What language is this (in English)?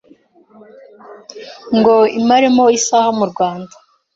Kinyarwanda